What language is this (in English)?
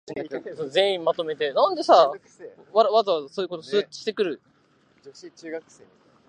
Japanese